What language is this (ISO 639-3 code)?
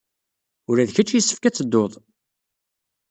kab